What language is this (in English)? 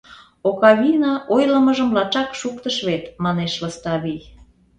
Mari